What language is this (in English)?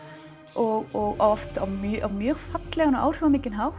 Icelandic